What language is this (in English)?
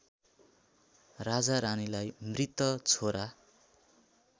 Nepali